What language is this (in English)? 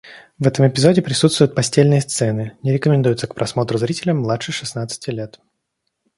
Russian